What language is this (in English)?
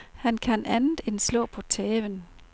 Danish